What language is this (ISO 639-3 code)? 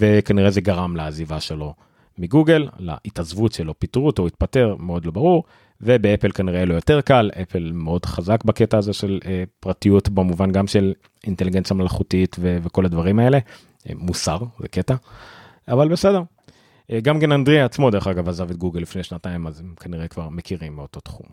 heb